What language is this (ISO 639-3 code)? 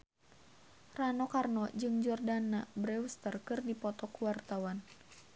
sun